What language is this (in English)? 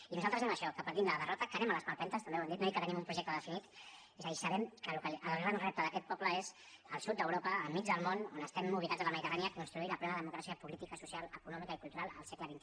Catalan